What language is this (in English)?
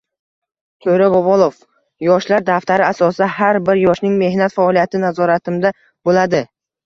Uzbek